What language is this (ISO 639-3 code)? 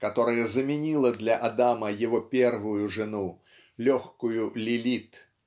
rus